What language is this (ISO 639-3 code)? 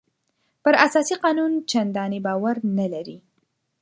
pus